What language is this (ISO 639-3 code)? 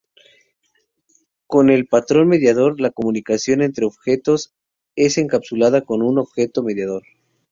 spa